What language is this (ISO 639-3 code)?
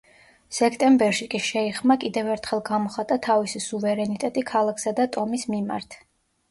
kat